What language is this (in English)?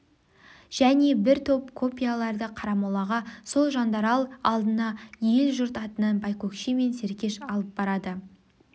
Kazakh